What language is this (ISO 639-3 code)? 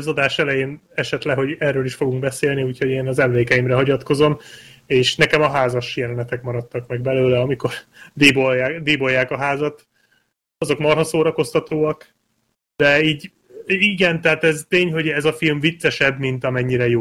hun